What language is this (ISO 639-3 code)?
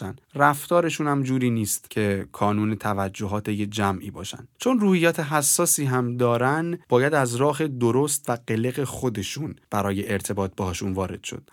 fas